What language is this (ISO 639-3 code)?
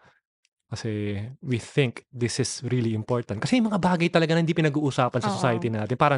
fil